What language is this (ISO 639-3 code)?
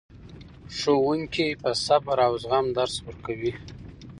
pus